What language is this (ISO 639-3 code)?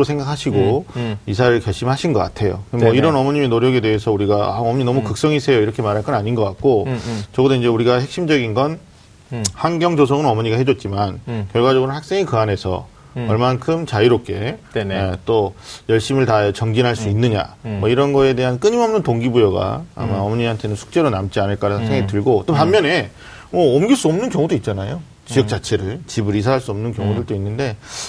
kor